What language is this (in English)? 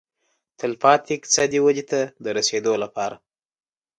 Pashto